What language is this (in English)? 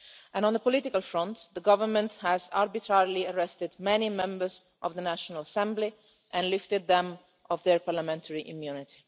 English